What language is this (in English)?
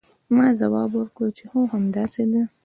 Pashto